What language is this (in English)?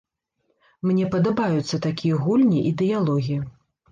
Belarusian